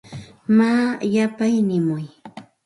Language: Santa Ana de Tusi Pasco Quechua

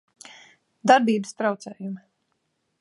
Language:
Latvian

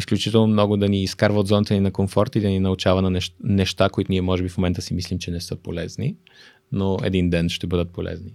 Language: Bulgarian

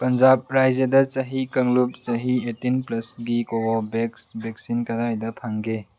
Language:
Manipuri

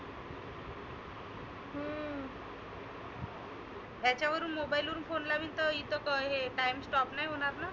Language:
Marathi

